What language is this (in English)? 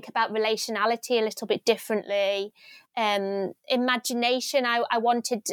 English